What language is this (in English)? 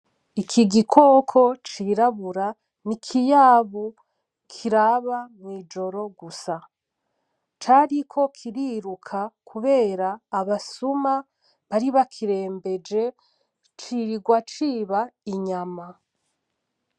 Rundi